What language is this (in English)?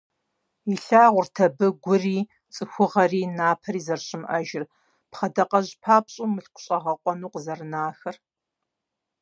Kabardian